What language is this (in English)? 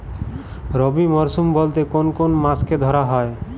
Bangla